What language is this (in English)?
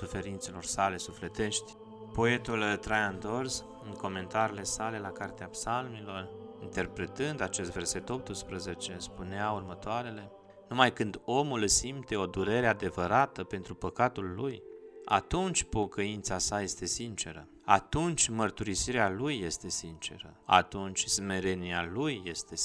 Romanian